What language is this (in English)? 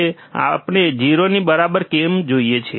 Gujarati